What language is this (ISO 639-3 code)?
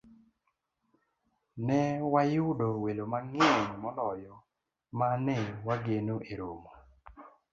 luo